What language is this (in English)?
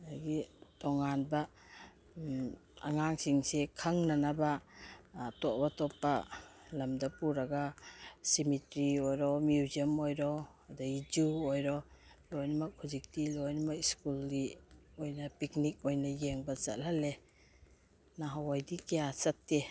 Manipuri